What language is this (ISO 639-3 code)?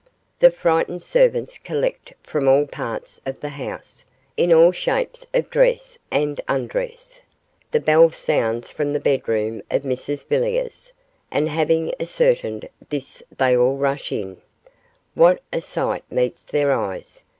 eng